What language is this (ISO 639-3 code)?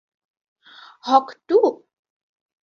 ben